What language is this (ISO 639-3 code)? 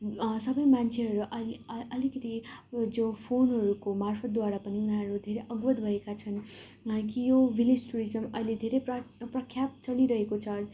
nep